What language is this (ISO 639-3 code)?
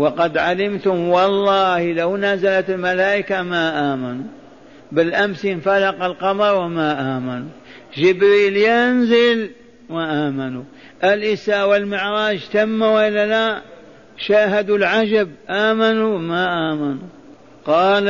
ara